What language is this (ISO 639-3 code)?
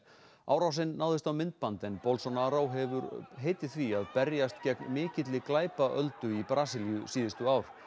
isl